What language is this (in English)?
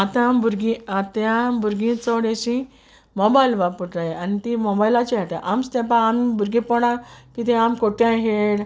Konkani